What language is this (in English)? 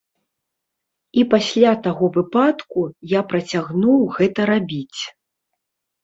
Belarusian